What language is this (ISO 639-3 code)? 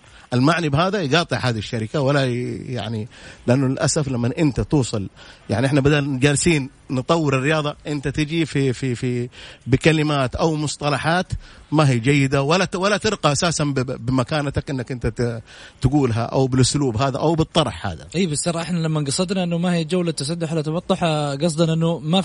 ara